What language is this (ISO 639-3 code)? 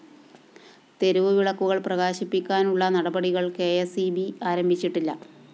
mal